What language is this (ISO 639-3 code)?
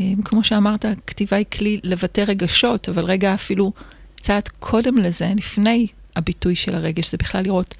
heb